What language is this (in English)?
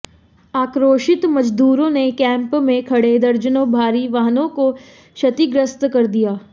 Hindi